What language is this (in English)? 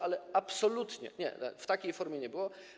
Polish